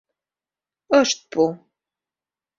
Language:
Mari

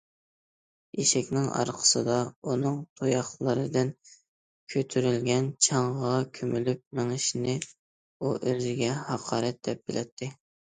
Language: Uyghur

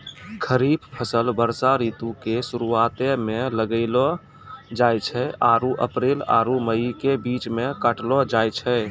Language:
Maithili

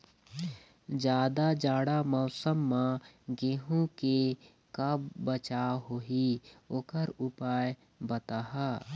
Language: Chhattisgarhi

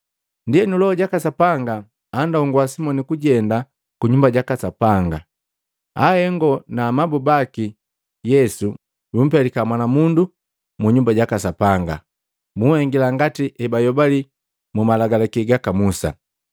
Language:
Matengo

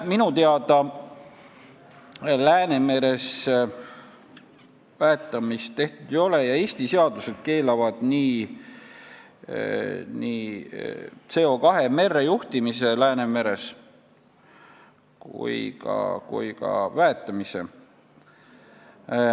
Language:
Estonian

